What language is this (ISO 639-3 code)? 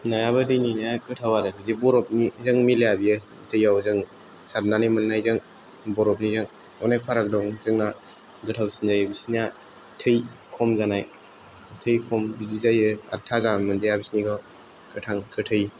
brx